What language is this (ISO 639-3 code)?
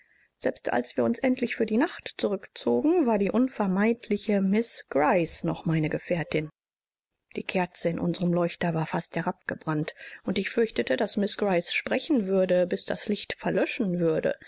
deu